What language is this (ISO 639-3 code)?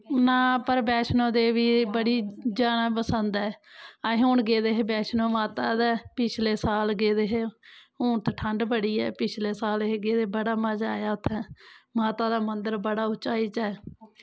doi